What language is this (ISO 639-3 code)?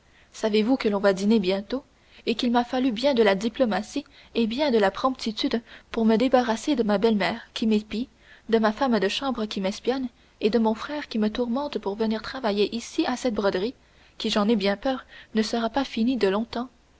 fra